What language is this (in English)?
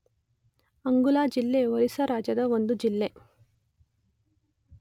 Kannada